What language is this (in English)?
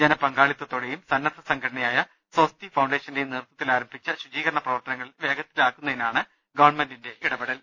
Malayalam